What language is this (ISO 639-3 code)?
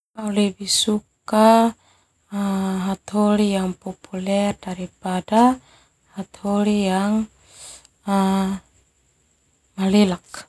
twu